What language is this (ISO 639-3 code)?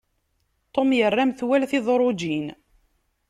kab